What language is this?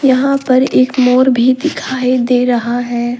Hindi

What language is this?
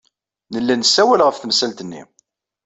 Kabyle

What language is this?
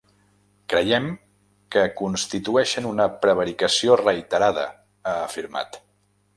Catalan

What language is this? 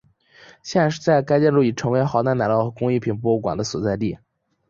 Chinese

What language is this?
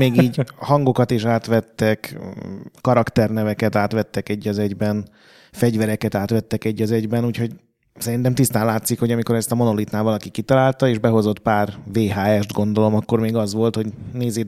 Hungarian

